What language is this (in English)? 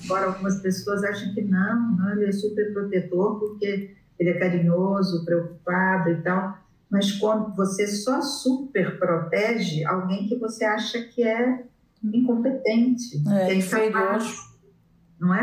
Portuguese